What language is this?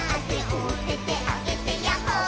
Japanese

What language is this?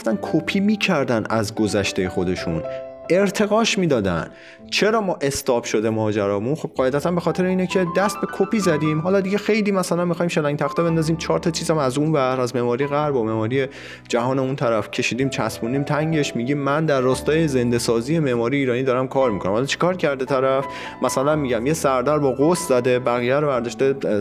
Persian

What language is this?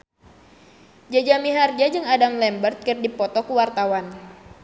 Sundanese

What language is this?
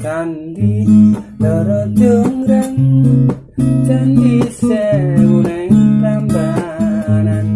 Indonesian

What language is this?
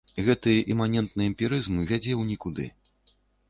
Belarusian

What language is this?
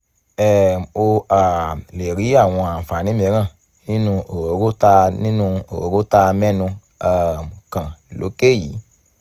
Yoruba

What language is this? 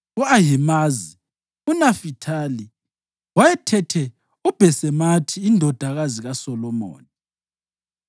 North Ndebele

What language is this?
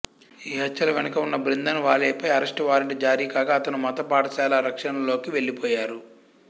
Telugu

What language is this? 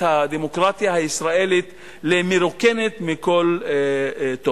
Hebrew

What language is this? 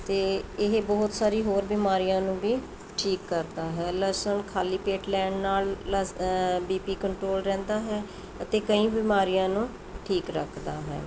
Punjabi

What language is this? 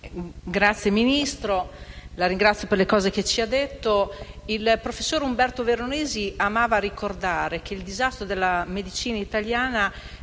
Italian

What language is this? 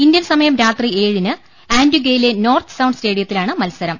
Malayalam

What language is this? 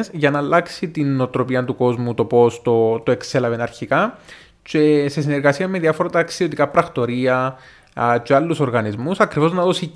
Greek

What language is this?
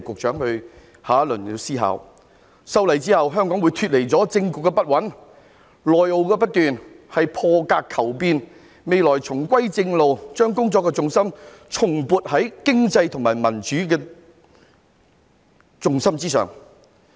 Cantonese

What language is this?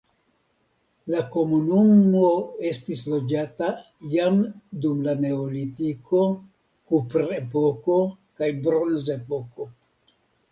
Esperanto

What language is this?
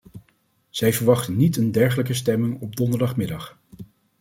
Dutch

